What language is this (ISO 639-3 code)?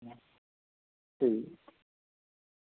doi